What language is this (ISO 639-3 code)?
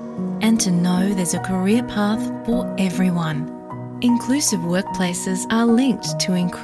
mal